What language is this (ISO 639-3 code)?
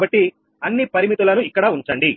tel